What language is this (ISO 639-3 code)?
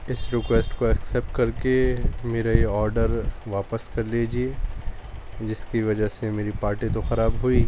urd